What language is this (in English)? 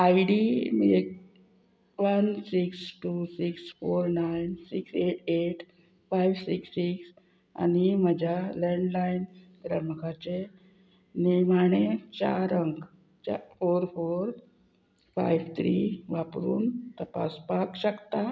Konkani